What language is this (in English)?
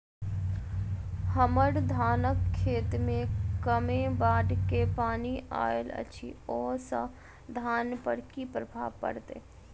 Maithili